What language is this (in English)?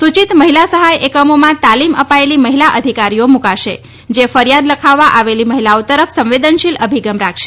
Gujarati